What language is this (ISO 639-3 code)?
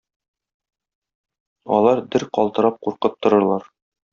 tat